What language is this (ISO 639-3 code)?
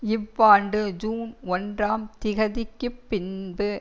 tam